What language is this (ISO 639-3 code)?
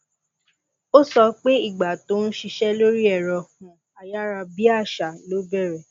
yor